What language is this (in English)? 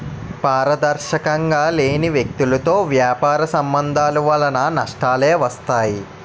Telugu